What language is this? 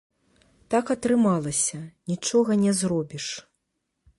Belarusian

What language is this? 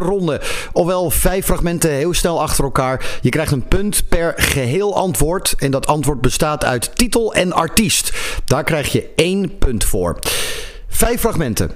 Dutch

